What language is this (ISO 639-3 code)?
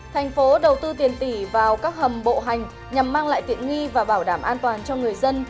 vie